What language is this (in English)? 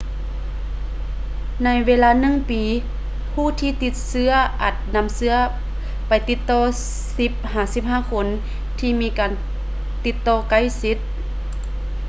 Lao